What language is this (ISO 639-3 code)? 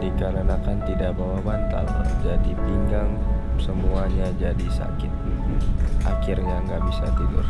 ind